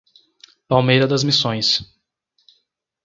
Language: Portuguese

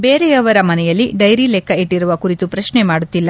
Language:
Kannada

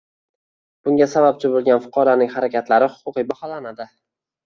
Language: Uzbek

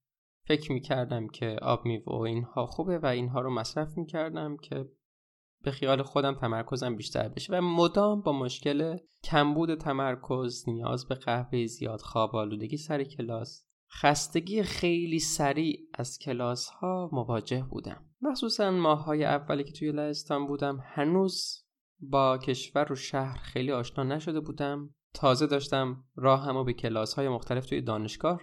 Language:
Persian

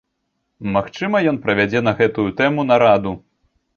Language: Belarusian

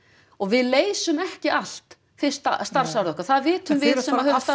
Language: Icelandic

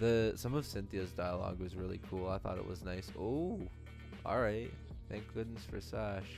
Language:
English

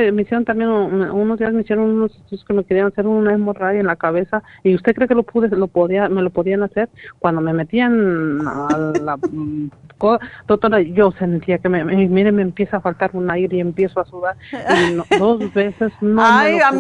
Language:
Spanish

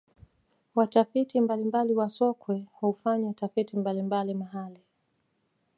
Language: Swahili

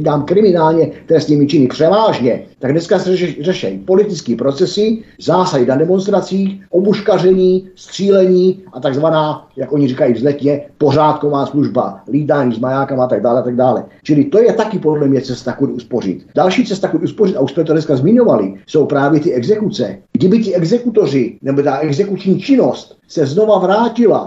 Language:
Czech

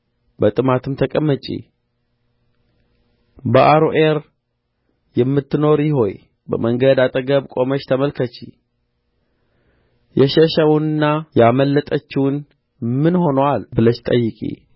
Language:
Amharic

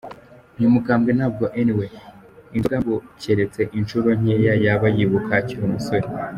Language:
Kinyarwanda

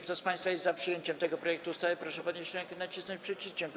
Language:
Polish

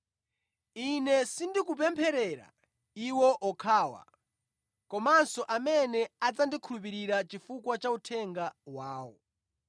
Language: Nyanja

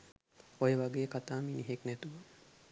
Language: Sinhala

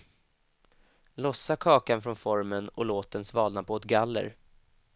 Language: Swedish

